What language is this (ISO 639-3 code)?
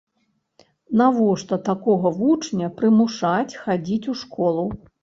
bel